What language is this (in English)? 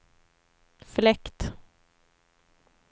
Swedish